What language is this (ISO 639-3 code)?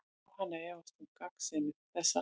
isl